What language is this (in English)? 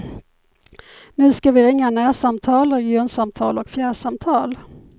Swedish